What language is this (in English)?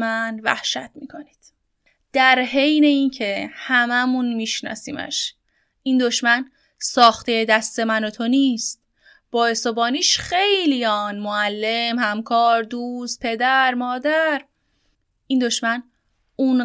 Persian